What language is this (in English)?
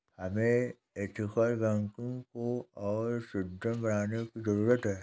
Hindi